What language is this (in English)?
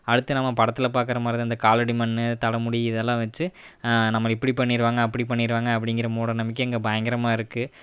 Tamil